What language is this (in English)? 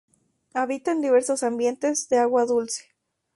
Spanish